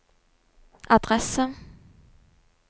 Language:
Norwegian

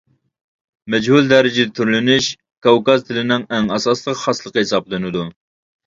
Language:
Uyghur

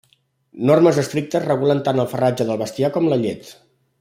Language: Catalan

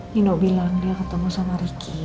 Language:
Indonesian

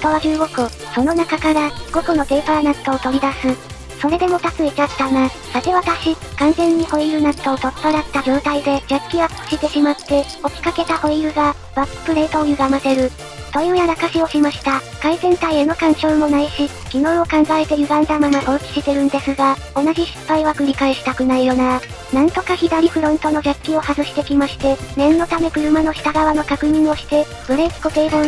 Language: Japanese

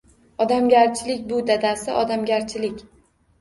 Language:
Uzbek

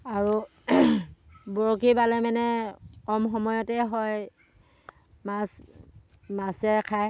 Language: Assamese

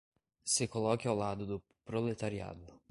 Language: Portuguese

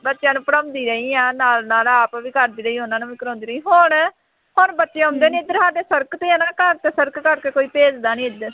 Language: Punjabi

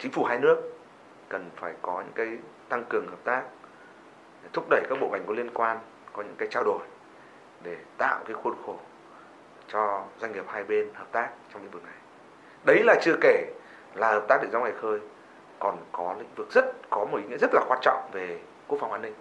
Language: Vietnamese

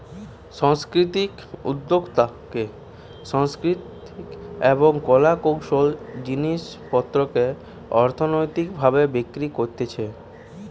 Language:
Bangla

